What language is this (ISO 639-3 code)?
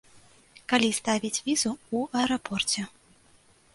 bel